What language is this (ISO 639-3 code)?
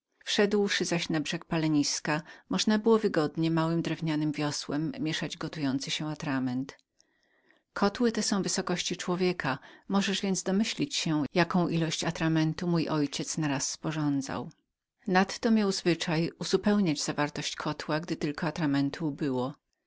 pol